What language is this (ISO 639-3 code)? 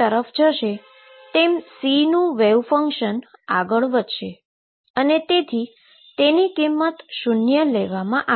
guj